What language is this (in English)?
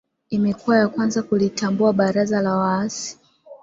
Swahili